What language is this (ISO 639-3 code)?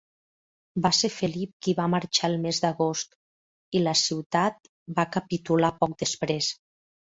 cat